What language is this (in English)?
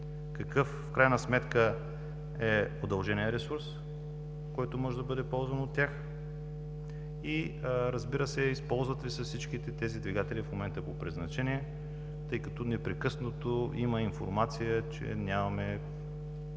Bulgarian